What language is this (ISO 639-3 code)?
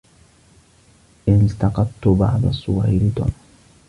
ara